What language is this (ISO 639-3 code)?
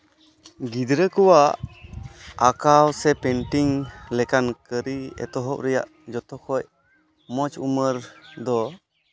sat